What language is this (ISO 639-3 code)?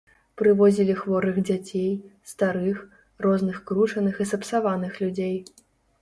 bel